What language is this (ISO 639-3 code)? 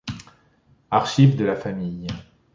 fra